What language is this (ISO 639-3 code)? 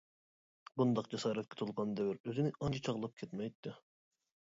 uig